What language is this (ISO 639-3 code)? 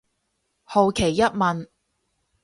yue